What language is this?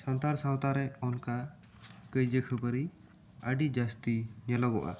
Santali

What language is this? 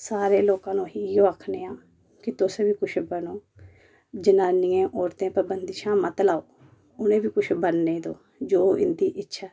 Dogri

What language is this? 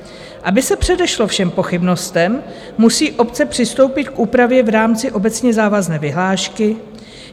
Czech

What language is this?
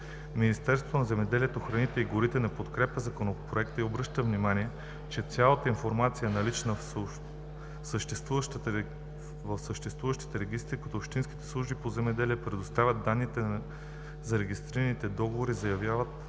Bulgarian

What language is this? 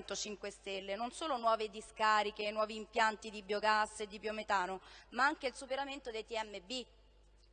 Italian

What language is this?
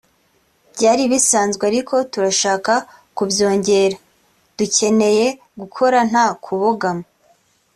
Kinyarwanda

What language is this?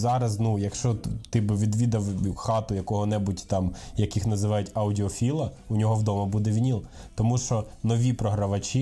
Ukrainian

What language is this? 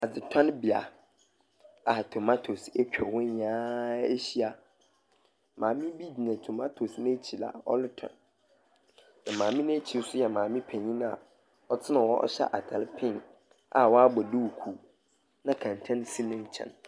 Akan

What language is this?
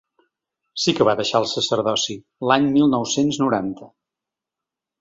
Catalan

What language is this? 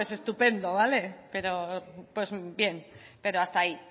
Spanish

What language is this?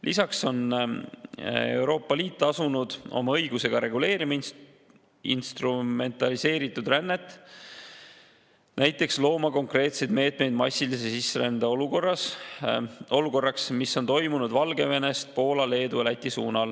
Estonian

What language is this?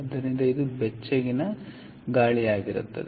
Kannada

